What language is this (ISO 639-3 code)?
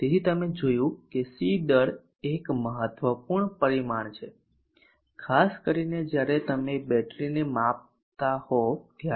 guj